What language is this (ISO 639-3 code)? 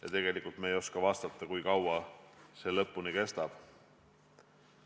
est